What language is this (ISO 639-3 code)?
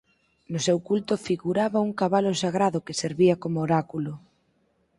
glg